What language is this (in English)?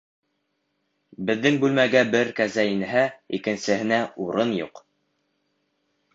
Bashkir